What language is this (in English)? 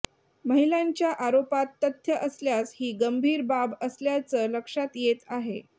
Marathi